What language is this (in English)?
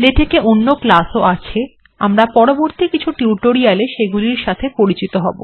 English